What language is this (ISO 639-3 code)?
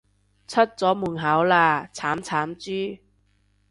yue